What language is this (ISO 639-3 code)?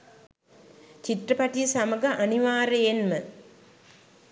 sin